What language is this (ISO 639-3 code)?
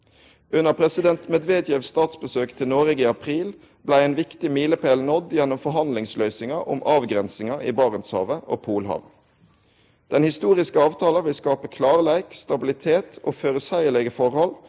nor